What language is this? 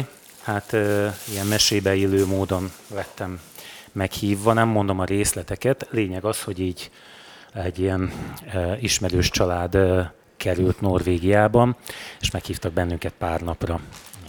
Hungarian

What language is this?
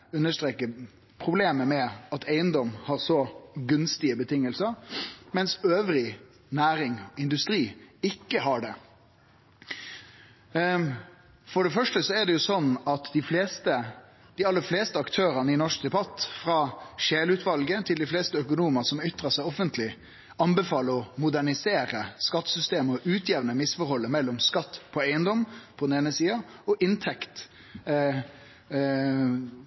Norwegian Nynorsk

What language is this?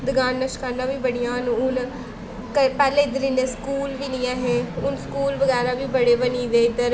Dogri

